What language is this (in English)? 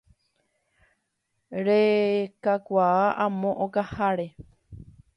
Guarani